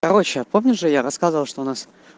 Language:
Russian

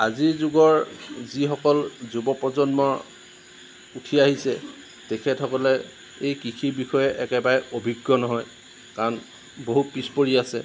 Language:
Assamese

